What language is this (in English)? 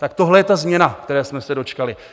Czech